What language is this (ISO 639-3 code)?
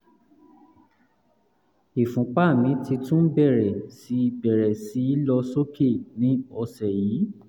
yor